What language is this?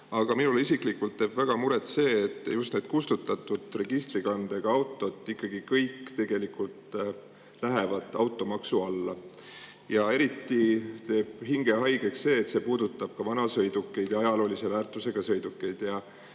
Estonian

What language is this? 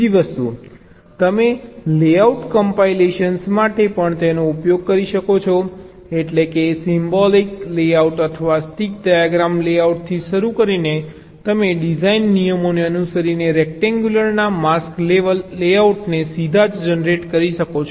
Gujarati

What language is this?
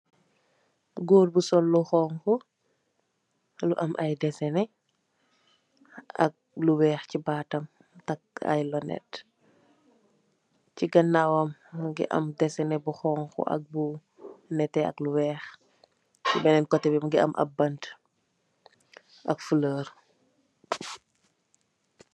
Wolof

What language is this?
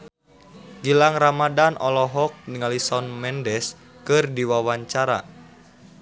Sundanese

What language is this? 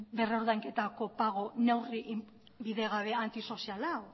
Basque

